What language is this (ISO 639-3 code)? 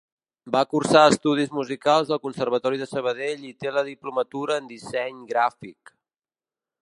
cat